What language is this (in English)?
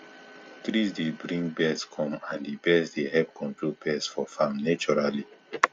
Nigerian Pidgin